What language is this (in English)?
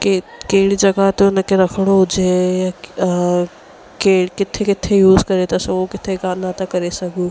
Sindhi